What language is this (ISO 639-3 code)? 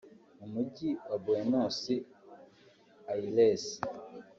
kin